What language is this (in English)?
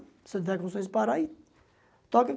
Portuguese